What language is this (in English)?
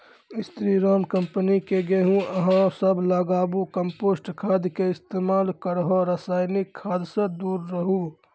Maithili